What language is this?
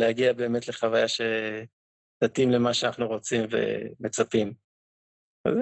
Hebrew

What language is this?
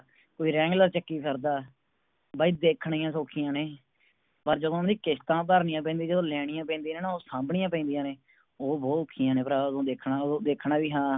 Punjabi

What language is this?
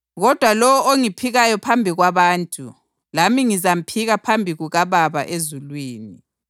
North Ndebele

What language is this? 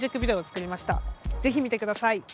Japanese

